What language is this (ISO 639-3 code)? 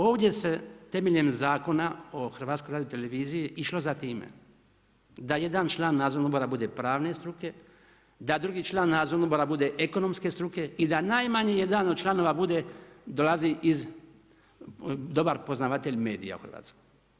hrv